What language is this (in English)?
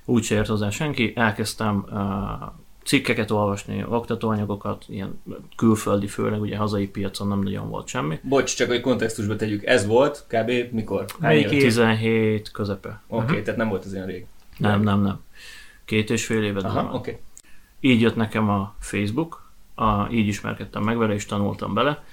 Hungarian